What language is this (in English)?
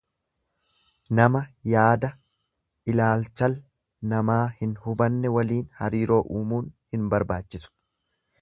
Oromo